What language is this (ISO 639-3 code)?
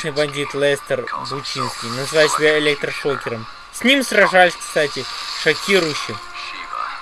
rus